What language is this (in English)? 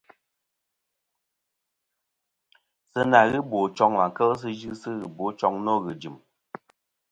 Kom